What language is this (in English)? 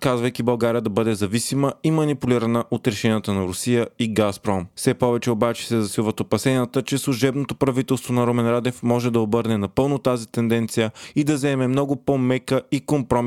Bulgarian